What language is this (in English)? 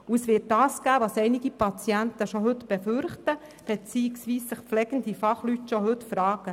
Swiss German